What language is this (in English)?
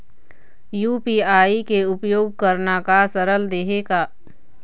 Chhattisgarhi